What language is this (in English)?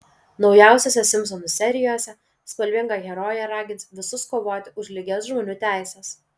Lithuanian